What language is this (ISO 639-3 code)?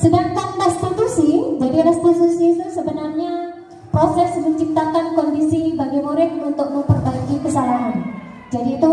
ind